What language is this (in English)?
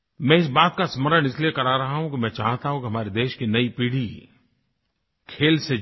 Hindi